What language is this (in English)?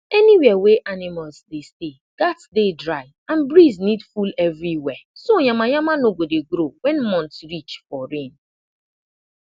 Nigerian Pidgin